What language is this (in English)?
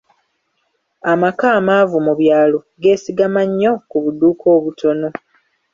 Ganda